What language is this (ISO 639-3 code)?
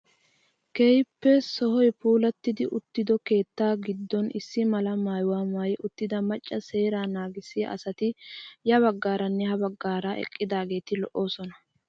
wal